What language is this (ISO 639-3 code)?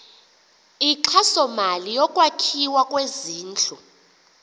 xho